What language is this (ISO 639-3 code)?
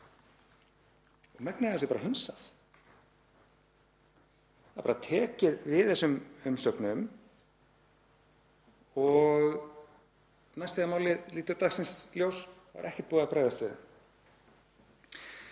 isl